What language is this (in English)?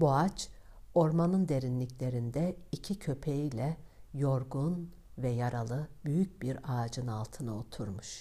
Turkish